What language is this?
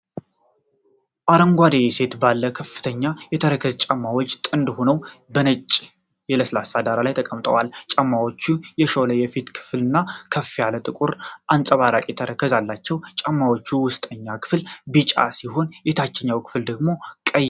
Amharic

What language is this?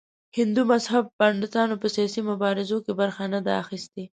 Pashto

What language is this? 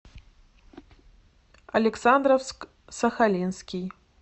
Russian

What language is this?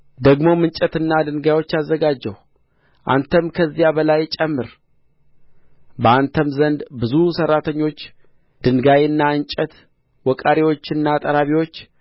Amharic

